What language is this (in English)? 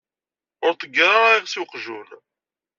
Kabyle